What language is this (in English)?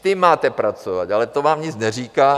Czech